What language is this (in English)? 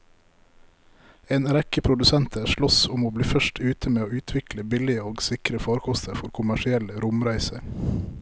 Norwegian